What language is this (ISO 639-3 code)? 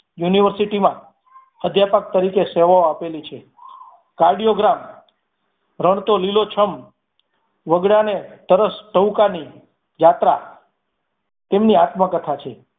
guj